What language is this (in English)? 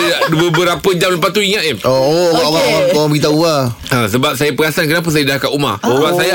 Malay